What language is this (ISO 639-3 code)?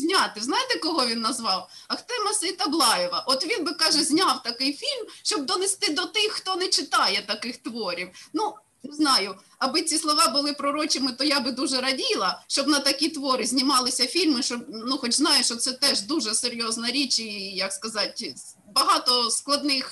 ukr